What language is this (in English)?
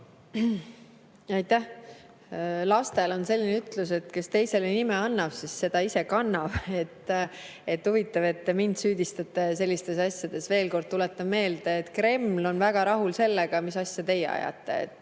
Estonian